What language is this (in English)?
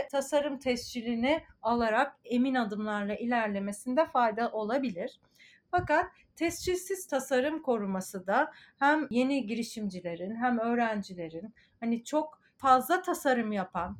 Turkish